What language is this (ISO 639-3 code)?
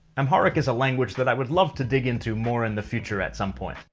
eng